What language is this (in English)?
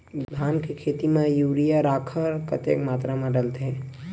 Chhattisgarhi